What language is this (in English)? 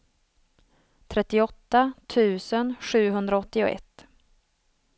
Swedish